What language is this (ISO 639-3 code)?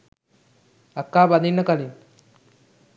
sin